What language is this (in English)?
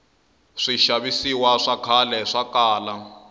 Tsonga